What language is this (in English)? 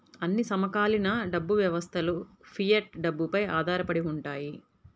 Telugu